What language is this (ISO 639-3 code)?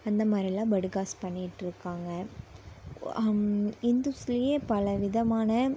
tam